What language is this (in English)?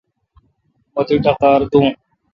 Kalkoti